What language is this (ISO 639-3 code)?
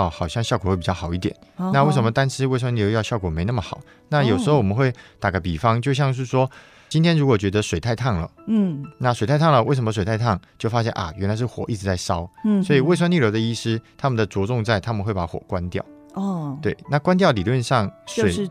zho